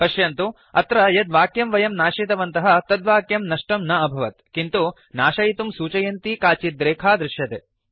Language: Sanskrit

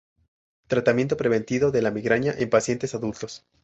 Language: Spanish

